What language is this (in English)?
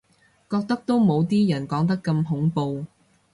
Cantonese